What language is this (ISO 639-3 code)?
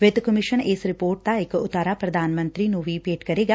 pan